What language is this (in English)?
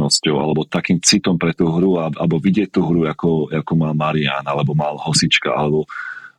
Slovak